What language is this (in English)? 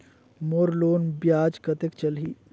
Chhattisgarhi